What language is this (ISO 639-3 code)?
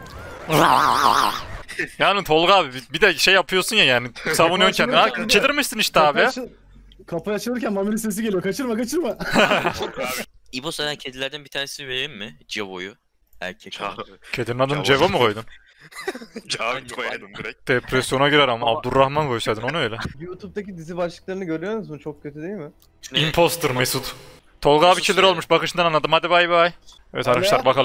tur